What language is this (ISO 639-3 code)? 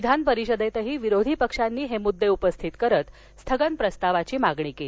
mar